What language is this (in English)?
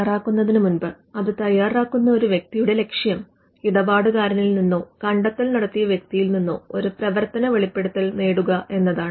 Malayalam